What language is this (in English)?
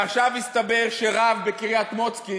Hebrew